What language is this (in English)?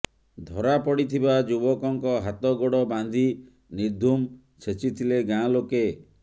Odia